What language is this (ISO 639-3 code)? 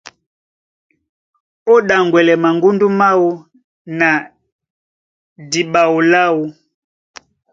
dua